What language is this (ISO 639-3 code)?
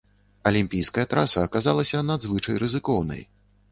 bel